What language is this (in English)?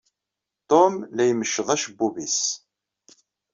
Kabyle